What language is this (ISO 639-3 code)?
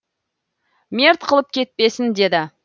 kaz